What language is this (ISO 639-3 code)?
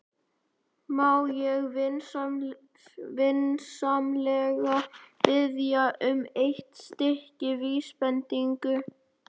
isl